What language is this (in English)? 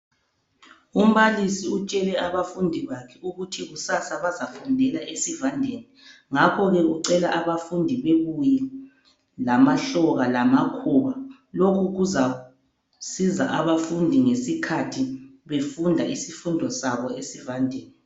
North Ndebele